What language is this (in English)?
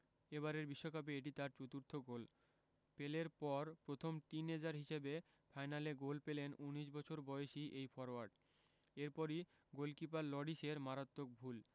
Bangla